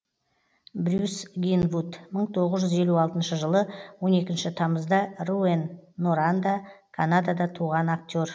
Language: Kazakh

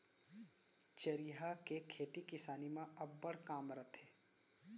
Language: Chhattisgarhi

